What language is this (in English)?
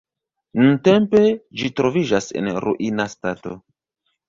Esperanto